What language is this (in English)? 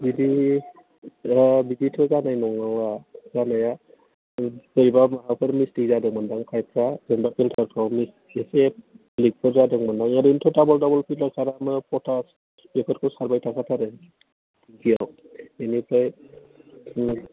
Bodo